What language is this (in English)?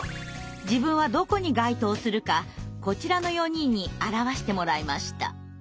Japanese